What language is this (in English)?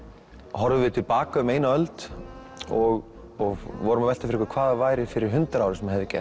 Icelandic